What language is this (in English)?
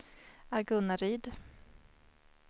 Swedish